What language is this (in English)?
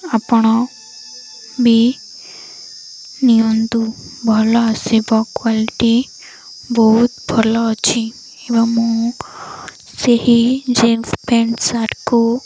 Odia